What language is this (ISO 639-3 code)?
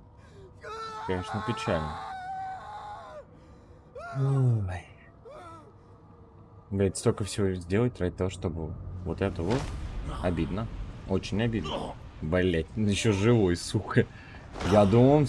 rus